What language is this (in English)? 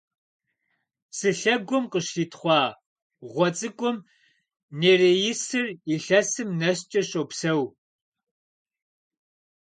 Kabardian